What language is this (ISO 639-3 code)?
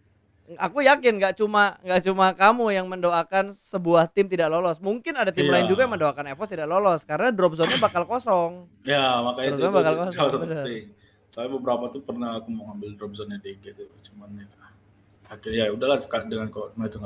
ind